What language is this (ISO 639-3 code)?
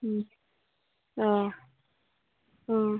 asm